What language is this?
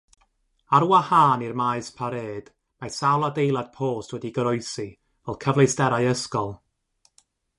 Welsh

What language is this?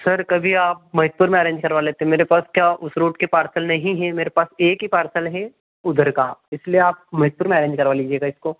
Hindi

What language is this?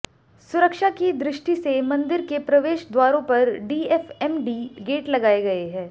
Hindi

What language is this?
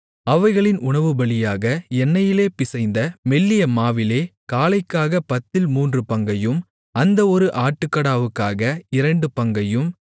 Tamil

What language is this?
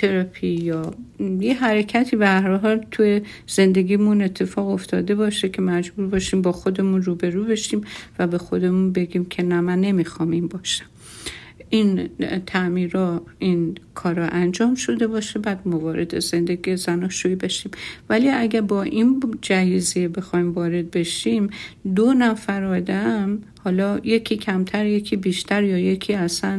Persian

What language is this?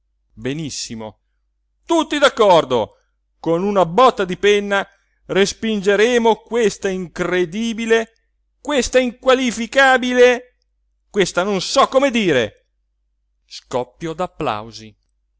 Italian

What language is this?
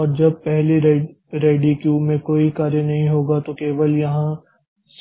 Hindi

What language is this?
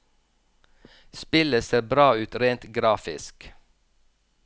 Norwegian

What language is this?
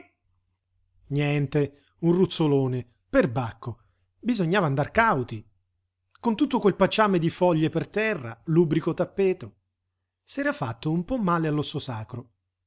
Italian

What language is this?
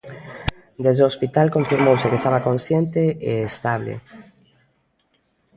Galician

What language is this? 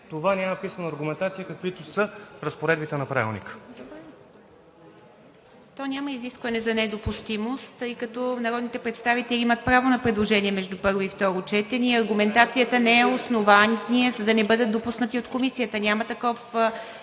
Bulgarian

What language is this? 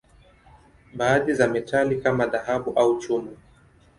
Swahili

